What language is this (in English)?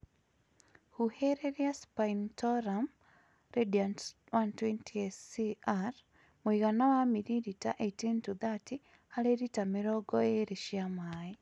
Kikuyu